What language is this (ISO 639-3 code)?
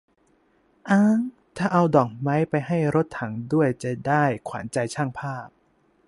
tha